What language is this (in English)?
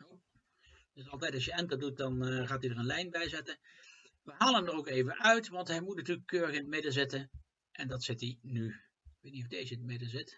Dutch